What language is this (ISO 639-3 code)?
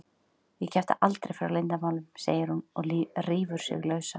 isl